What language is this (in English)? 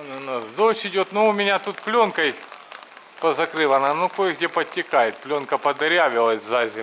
Russian